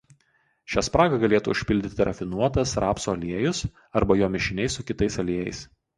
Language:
Lithuanian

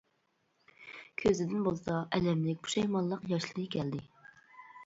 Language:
Uyghur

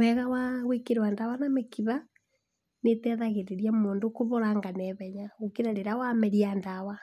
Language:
Kikuyu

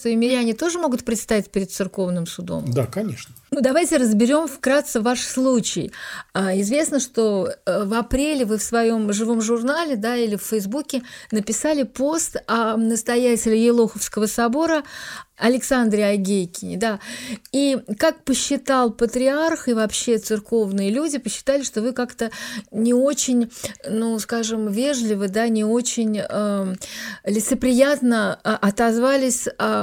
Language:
Russian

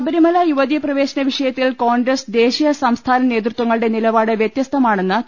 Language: Malayalam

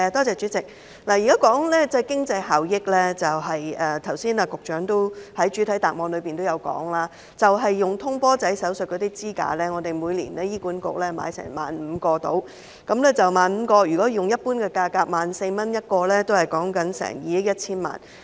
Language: Cantonese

